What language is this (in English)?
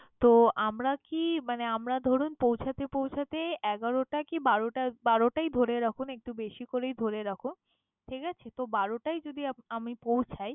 Bangla